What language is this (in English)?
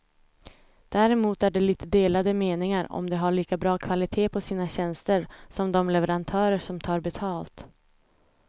Swedish